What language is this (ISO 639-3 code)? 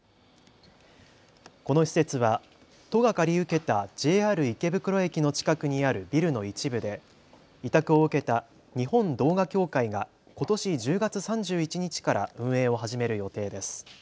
jpn